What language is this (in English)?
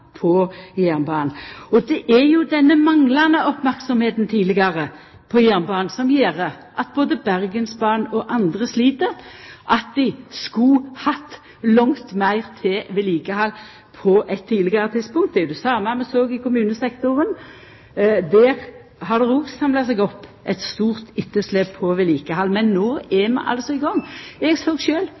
Norwegian Nynorsk